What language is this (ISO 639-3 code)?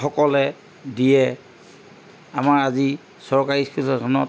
asm